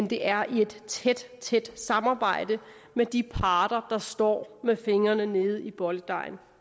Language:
Danish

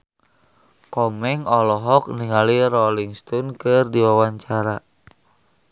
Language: Sundanese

